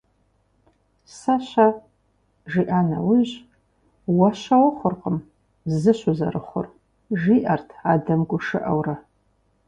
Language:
Kabardian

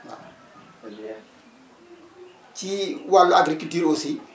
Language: Wolof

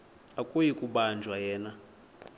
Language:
Xhosa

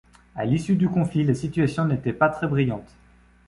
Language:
French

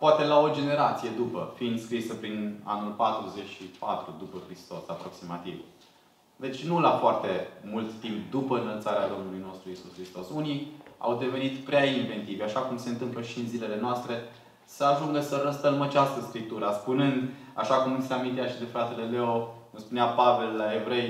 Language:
Romanian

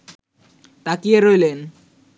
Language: Bangla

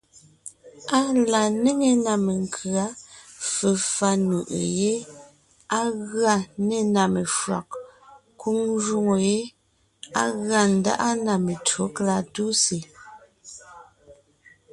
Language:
Ngiemboon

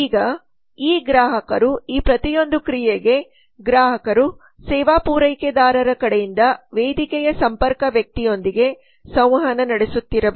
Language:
Kannada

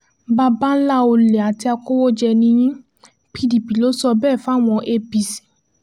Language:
Yoruba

